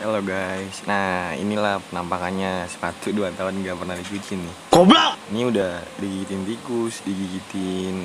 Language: Indonesian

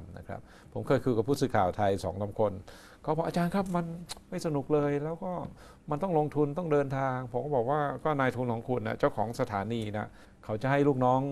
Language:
Thai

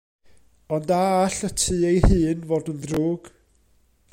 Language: Welsh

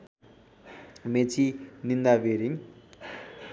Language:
Nepali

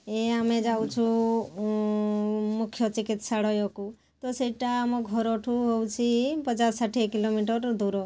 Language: Odia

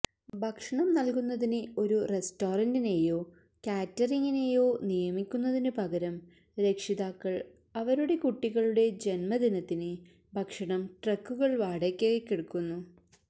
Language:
Malayalam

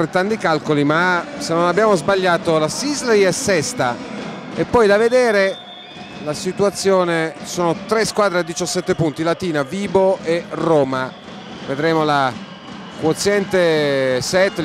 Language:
Italian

